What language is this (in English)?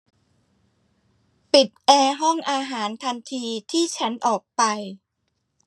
Thai